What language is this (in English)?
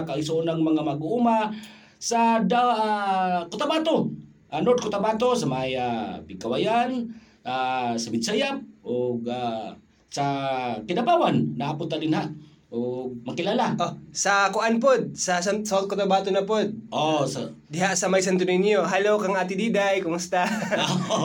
Filipino